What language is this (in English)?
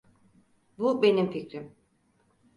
Turkish